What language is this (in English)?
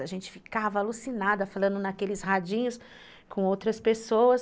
Portuguese